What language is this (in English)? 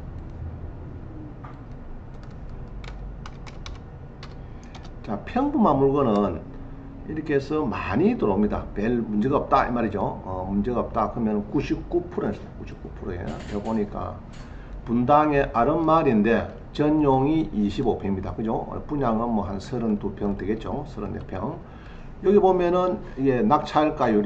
Korean